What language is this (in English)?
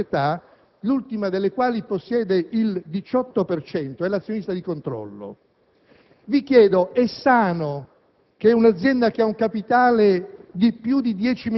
Italian